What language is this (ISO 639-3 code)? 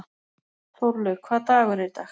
isl